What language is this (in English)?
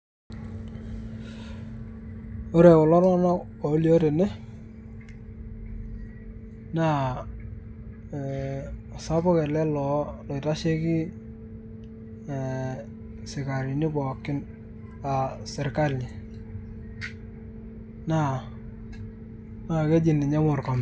Masai